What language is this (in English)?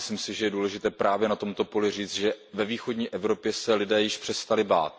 Czech